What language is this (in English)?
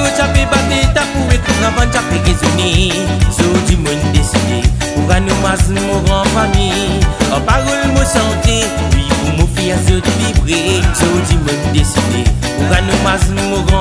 Thai